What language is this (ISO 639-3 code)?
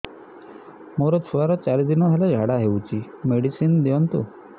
ori